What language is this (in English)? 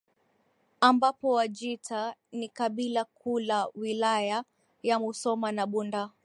Swahili